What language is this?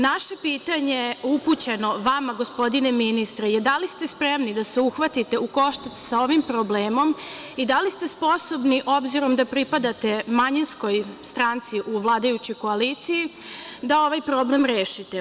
Serbian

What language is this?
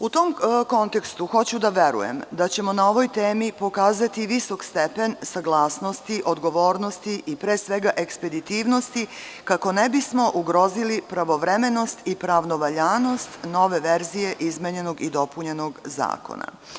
Serbian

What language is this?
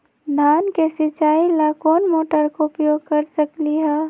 Magahi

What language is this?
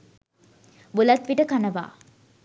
Sinhala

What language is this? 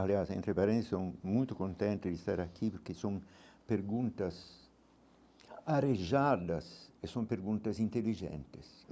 Portuguese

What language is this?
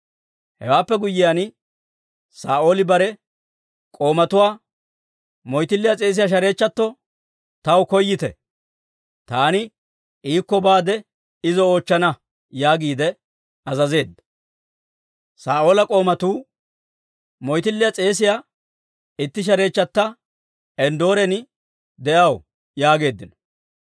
Dawro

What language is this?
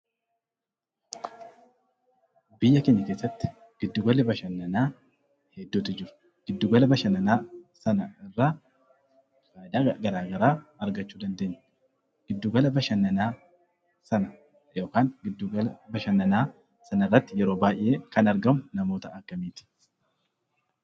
Oromo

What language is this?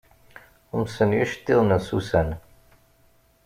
Kabyle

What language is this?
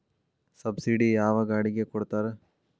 Kannada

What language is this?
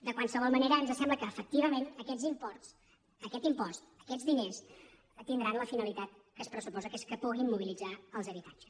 Catalan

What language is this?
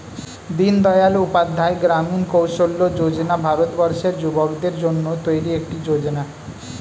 Bangla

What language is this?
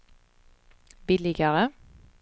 Swedish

